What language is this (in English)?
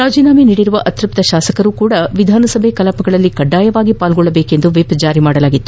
Kannada